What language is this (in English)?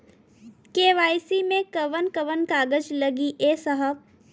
Bhojpuri